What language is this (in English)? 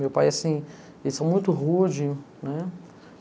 Portuguese